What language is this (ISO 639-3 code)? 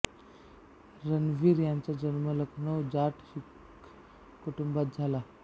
mar